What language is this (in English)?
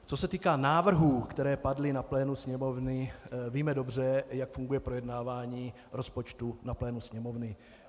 Czech